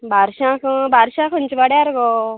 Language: Konkani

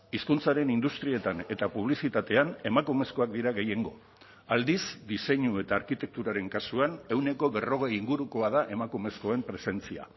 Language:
Basque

